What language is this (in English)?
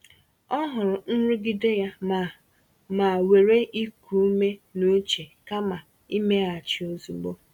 Igbo